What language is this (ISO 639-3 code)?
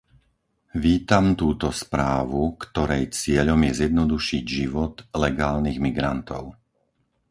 slk